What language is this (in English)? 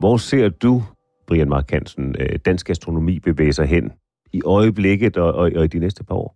Danish